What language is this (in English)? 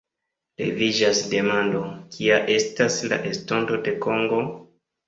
Esperanto